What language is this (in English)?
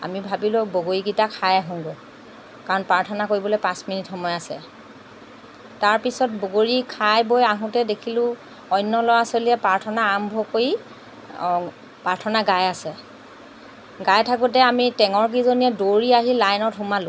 Assamese